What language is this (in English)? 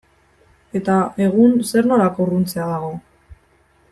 Basque